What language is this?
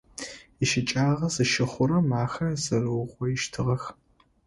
Adyghe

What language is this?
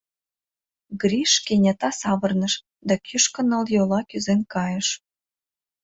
Mari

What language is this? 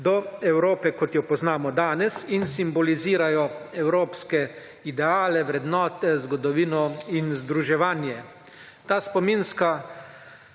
Slovenian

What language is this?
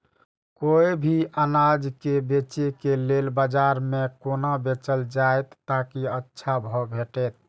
Maithili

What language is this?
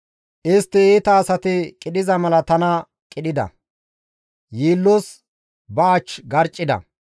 Gamo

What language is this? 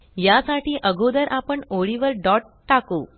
Marathi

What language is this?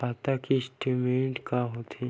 Chhattisgarhi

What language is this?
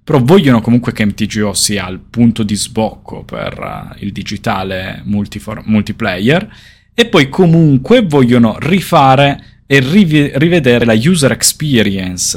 Italian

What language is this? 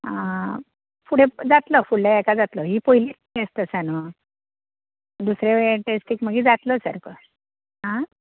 Konkani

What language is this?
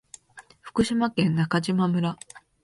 Japanese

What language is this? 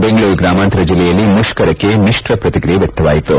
Kannada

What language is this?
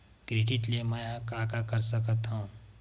Chhattisgarhi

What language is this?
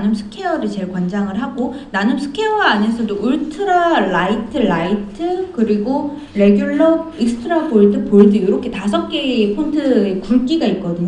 Korean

